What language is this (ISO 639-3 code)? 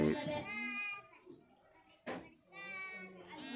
kan